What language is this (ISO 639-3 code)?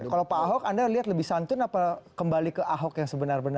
ind